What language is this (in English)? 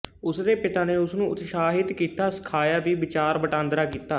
Punjabi